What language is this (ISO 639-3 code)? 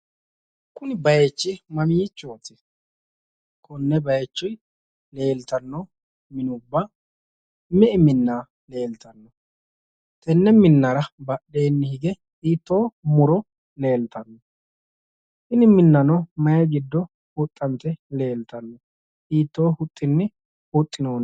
sid